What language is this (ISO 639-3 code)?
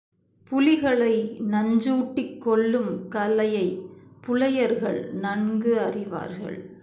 tam